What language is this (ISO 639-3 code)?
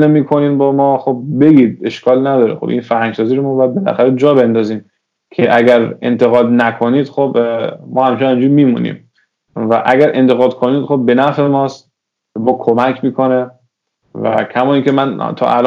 fas